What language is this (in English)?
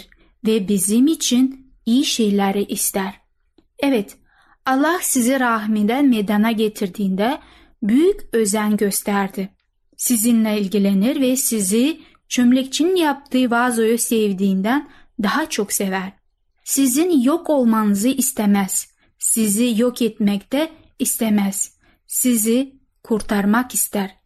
Turkish